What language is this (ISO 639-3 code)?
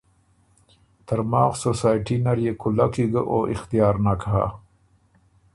oru